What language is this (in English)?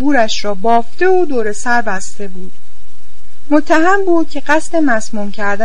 Persian